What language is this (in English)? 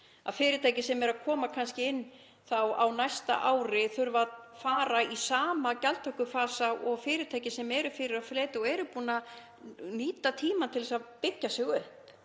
Icelandic